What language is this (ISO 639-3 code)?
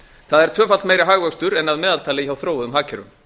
isl